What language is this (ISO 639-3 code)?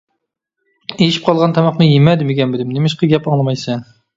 uig